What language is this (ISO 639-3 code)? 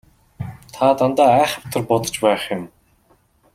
mon